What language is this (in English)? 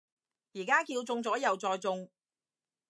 Cantonese